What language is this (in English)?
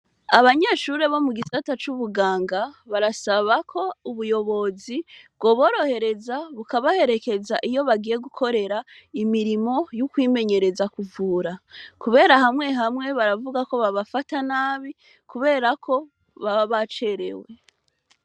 Rundi